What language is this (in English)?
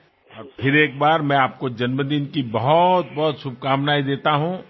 Gujarati